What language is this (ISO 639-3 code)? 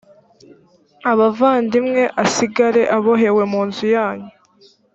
kin